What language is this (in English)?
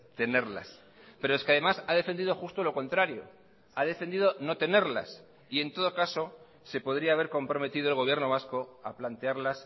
Spanish